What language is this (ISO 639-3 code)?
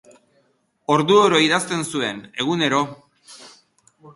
eus